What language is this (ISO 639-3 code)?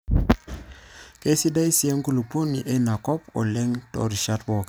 mas